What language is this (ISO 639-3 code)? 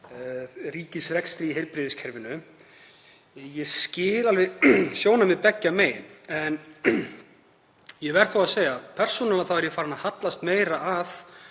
isl